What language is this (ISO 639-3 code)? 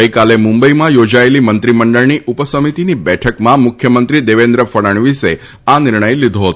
guj